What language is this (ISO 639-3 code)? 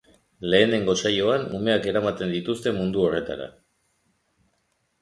eus